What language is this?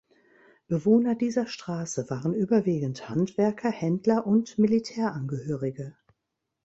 German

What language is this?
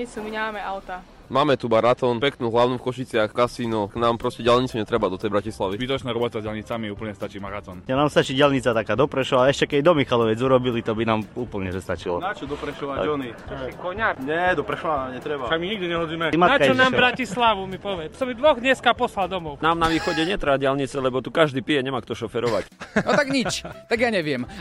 Slovak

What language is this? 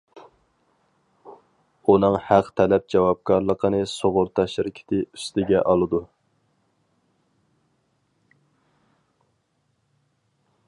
Uyghur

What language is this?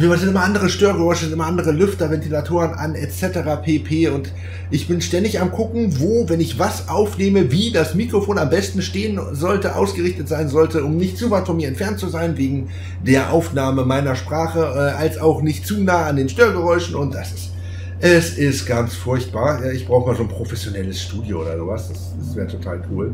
German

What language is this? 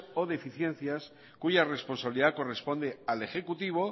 Spanish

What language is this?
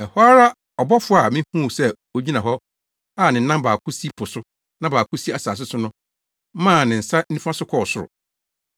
Akan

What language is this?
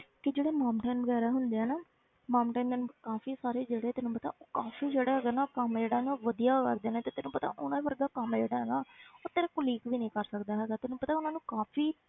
Punjabi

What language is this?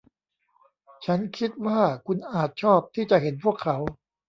Thai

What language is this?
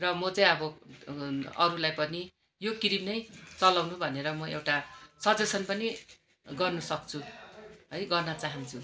Nepali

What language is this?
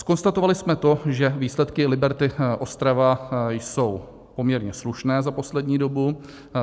Czech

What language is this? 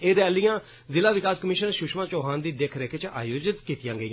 Dogri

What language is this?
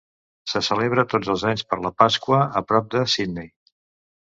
Catalan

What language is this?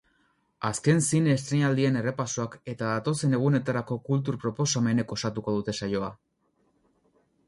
Basque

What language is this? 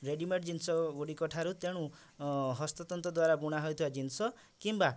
Odia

